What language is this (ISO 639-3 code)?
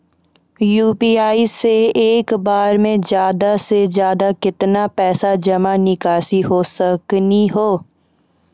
mai